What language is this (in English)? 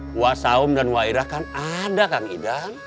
Indonesian